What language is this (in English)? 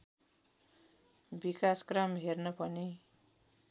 Nepali